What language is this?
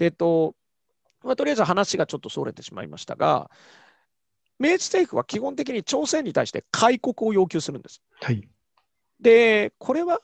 Japanese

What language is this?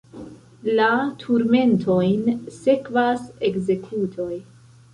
Esperanto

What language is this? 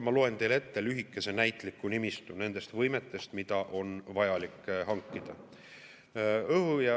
Estonian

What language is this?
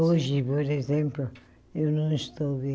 Portuguese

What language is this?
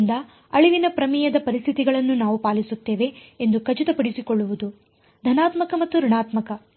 Kannada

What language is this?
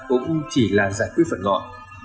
Vietnamese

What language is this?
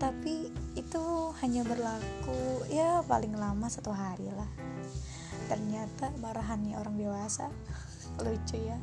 Indonesian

